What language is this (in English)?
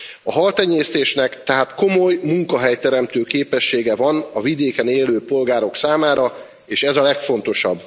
Hungarian